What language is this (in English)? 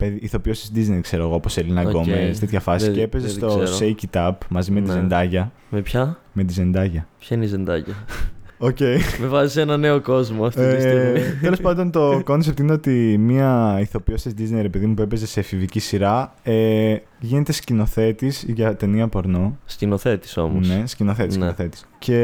Greek